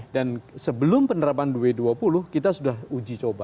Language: Indonesian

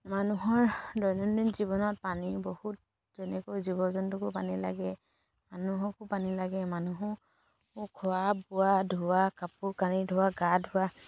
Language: Assamese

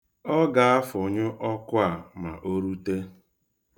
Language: Igbo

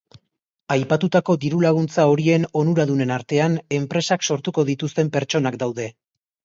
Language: Basque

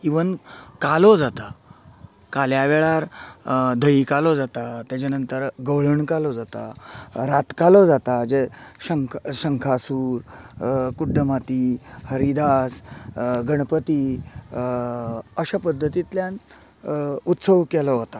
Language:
Konkani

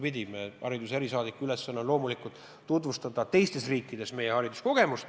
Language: Estonian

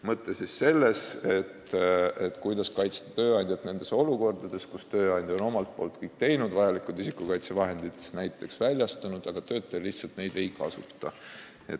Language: Estonian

